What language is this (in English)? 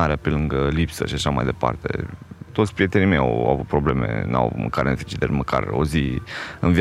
Romanian